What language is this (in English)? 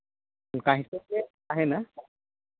Santali